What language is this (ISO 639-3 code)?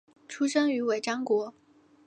zho